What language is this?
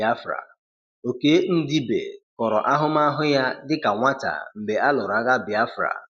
Igbo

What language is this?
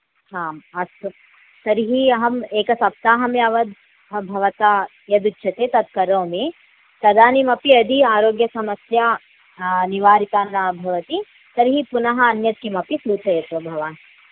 Sanskrit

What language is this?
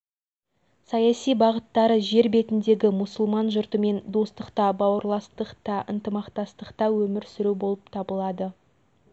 Kazakh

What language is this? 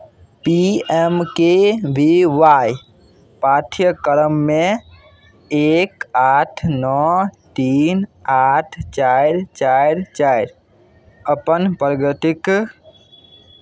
Maithili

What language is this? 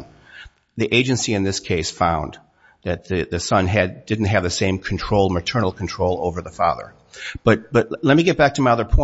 English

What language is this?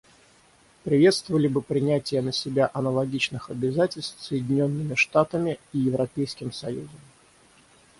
Russian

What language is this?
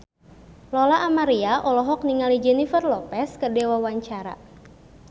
Sundanese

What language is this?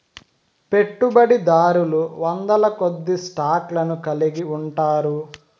Telugu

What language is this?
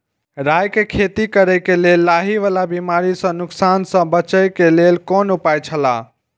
Maithili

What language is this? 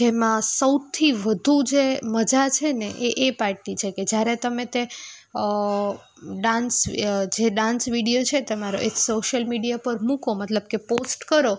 Gujarati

